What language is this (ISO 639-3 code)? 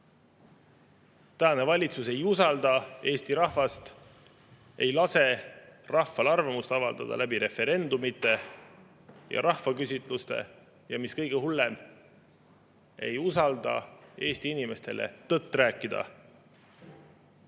est